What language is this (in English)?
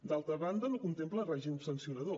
Catalan